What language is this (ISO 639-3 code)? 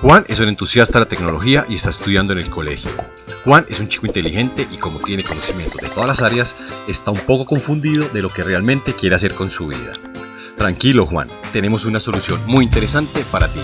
spa